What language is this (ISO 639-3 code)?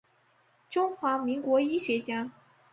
zho